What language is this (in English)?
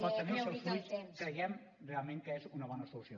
Catalan